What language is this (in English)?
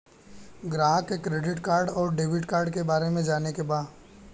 Bhojpuri